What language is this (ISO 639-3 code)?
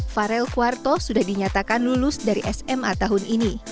ind